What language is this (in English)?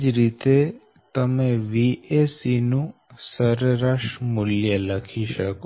Gujarati